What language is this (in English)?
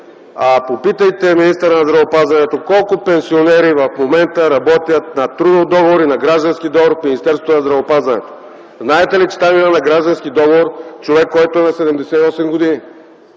Bulgarian